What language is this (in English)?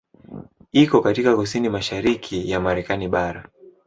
Swahili